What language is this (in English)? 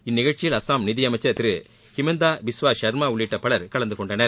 Tamil